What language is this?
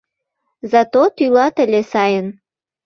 Mari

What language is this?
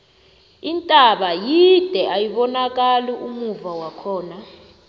South Ndebele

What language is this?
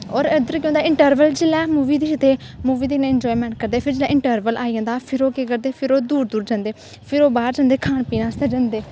Dogri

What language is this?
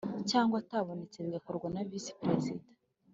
Kinyarwanda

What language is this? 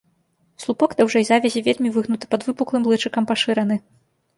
Belarusian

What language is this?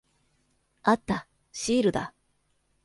Japanese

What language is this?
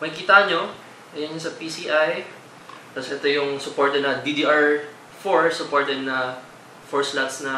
Filipino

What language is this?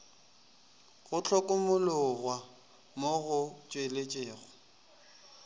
Northern Sotho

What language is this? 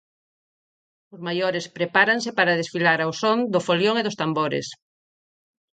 Galician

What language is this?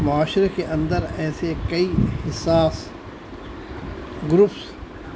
Urdu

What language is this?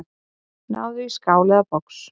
Icelandic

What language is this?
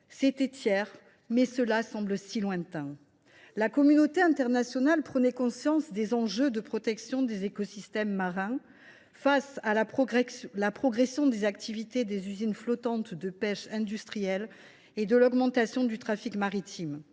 French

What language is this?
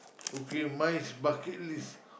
English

